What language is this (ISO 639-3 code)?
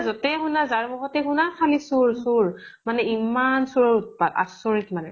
asm